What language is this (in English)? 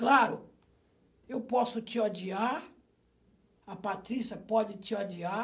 Portuguese